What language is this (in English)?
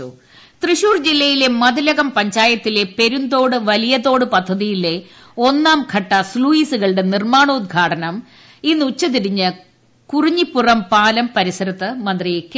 Malayalam